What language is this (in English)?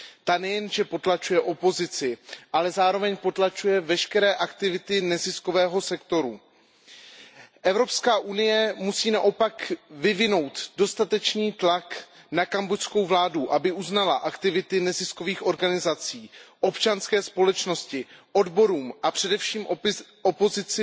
Czech